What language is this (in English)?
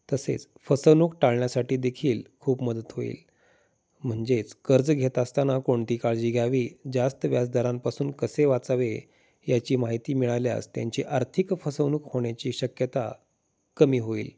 Marathi